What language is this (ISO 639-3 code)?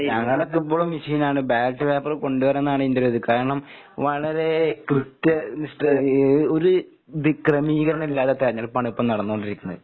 mal